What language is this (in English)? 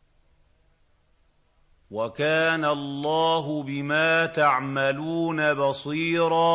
Arabic